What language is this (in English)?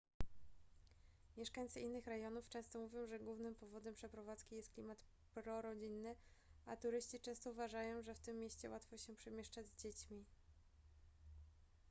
Polish